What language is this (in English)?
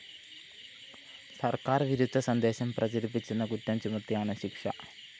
Malayalam